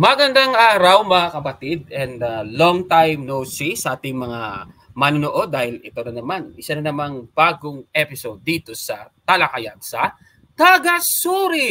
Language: Filipino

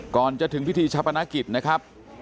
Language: Thai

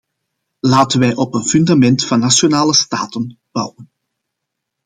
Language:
Dutch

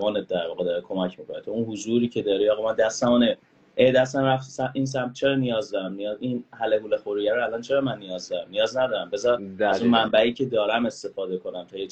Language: Persian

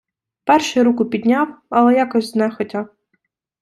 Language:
Ukrainian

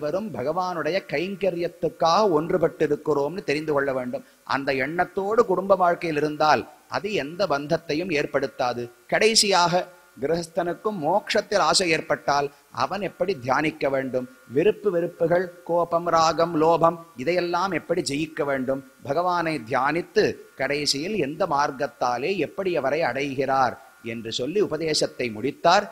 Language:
Tamil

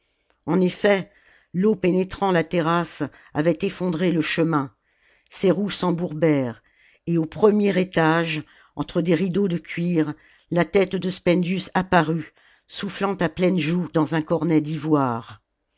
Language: French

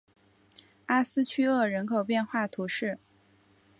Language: Chinese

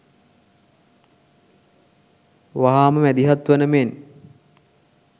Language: Sinhala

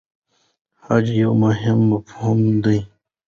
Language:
Pashto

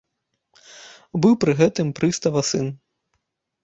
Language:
Belarusian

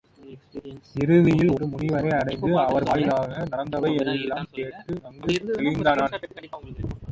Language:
Tamil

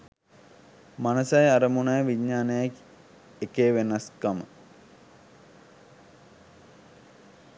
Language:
Sinhala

